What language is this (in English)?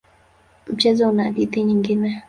Swahili